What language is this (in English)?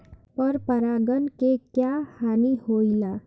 Bhojpuri